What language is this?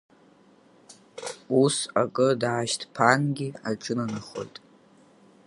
Abkhazian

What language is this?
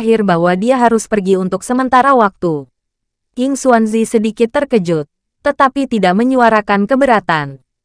Indonesian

